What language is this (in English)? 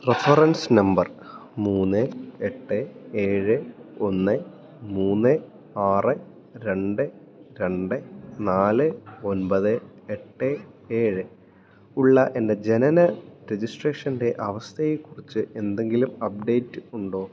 Malayalam